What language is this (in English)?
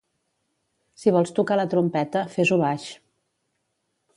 Catalan